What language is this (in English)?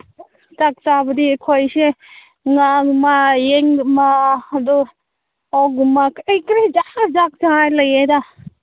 Manipuri